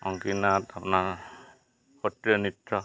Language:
Assamese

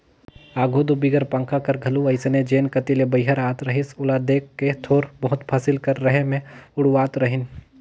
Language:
Chhattisgarhi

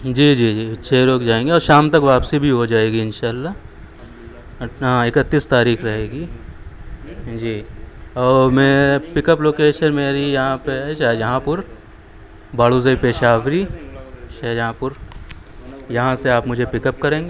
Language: Urdu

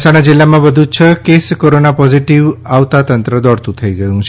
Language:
Gujarati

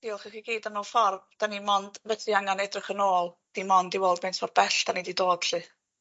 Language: Welsh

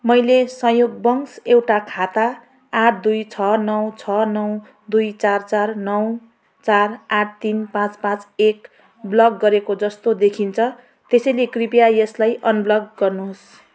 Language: Nepali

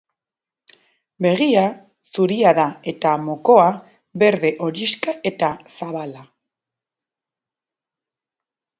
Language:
Basque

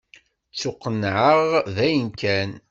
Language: Kabyle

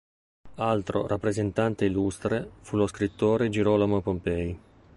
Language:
Italian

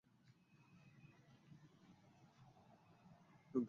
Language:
Ganda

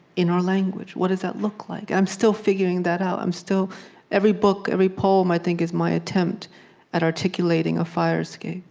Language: English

